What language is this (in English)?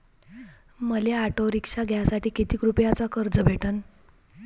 Marathi